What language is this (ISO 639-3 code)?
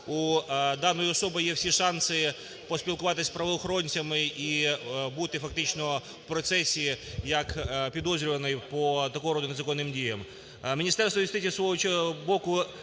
ukr